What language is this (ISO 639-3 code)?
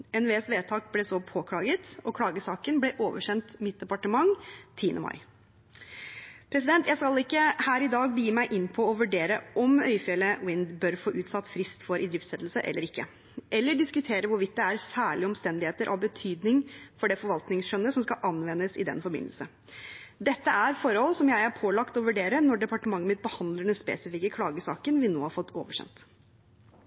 nob